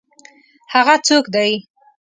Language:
Pashto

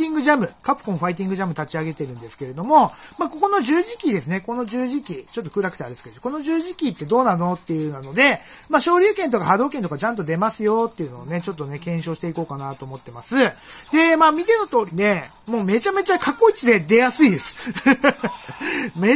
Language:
Japanese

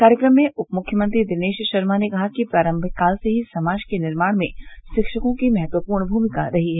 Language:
Hindi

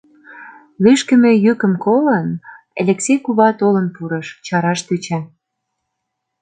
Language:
Mari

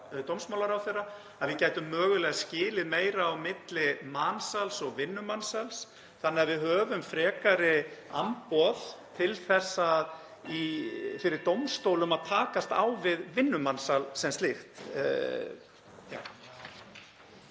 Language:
Icelandic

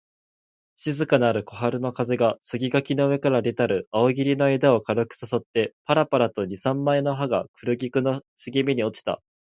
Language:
Japanese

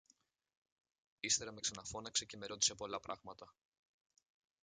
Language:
Greek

